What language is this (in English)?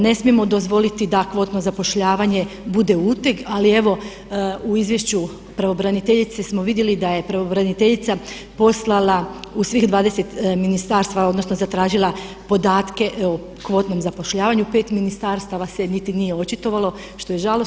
Croatian